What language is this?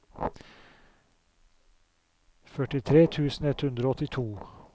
Norwegian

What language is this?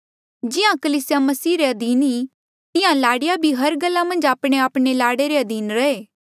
Mandeali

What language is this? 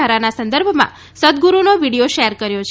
Gujarati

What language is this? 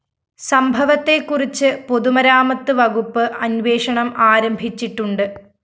Malayalam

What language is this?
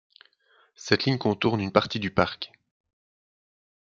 French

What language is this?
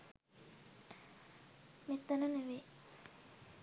Sinhala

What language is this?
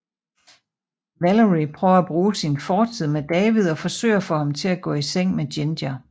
Danish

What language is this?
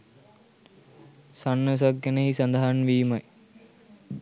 Sinhala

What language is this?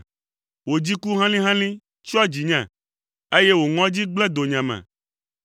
Ewe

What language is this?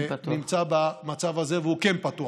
Hebrew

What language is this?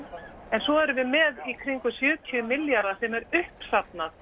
Icelandic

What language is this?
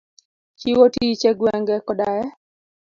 Luo (Kenya and Tanzania)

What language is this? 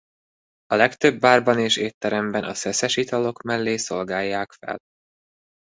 Hungarian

